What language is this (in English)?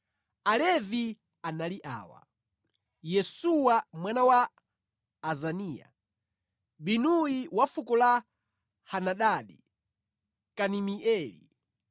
Nyanja